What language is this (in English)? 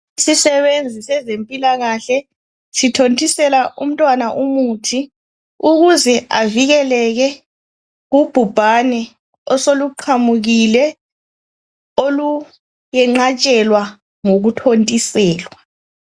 North Ndebele